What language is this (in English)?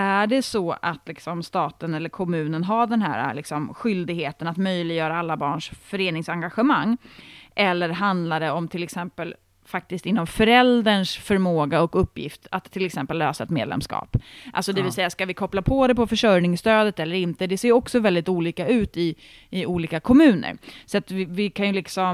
Swedish